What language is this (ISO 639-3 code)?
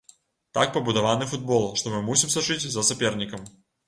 bel